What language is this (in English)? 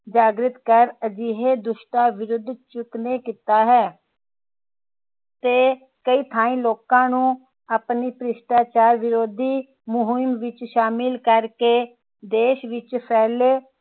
Punjabi